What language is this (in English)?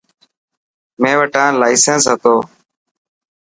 Dhatki